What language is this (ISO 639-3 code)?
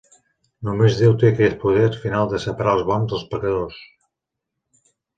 cat